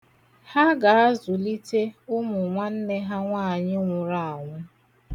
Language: Igbo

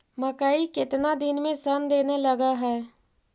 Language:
Magahi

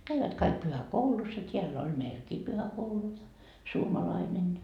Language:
Finnish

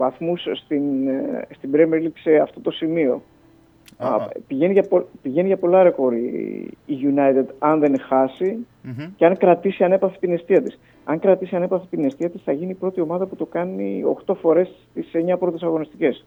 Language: Greek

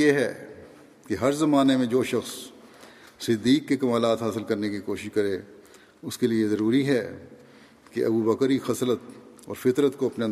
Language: Urdu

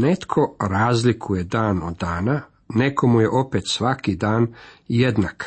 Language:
Croatian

